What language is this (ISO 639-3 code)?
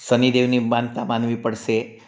guj